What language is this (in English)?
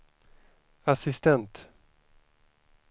Swedish